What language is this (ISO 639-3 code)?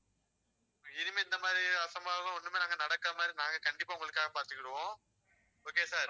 tam